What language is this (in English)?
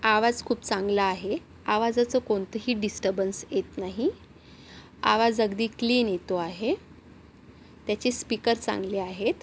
Marathi